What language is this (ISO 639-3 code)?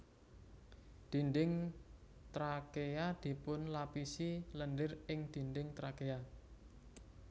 jav